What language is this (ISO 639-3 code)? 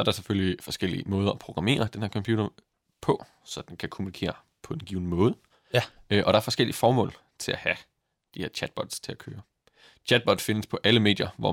dan